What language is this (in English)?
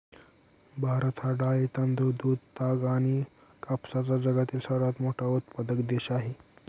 Marathi